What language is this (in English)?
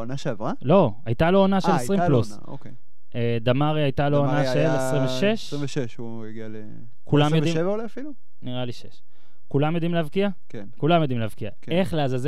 Hebrew